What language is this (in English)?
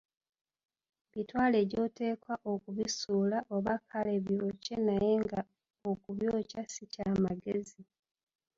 Ganda